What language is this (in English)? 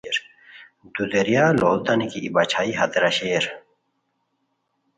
Khowar